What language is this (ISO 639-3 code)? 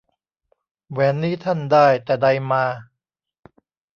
tha